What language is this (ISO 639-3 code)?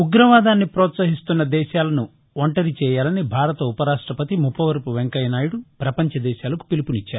tel